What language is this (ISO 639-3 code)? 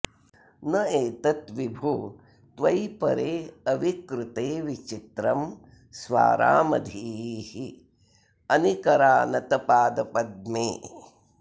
san